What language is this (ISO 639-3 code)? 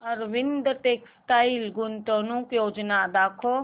mar